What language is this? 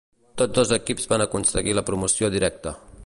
Catalan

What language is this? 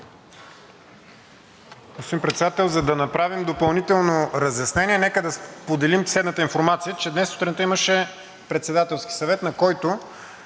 Bulgarian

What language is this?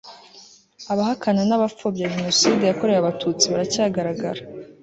Kinyarwanda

